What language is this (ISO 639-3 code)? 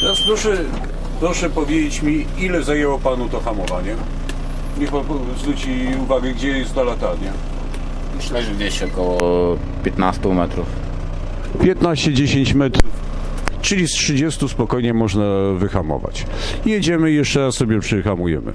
pol